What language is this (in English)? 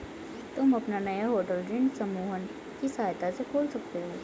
Hindi